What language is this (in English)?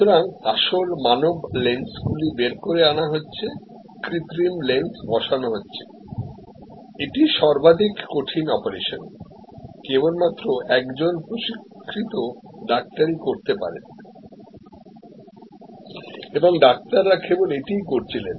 Bangla